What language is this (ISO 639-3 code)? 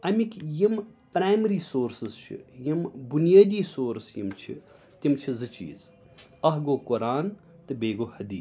kas